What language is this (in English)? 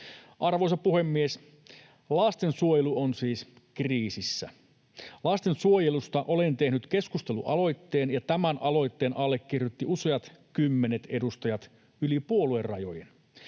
Finnish